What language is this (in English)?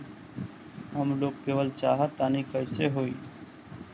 Bhojpuri